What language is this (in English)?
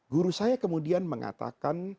Indonesian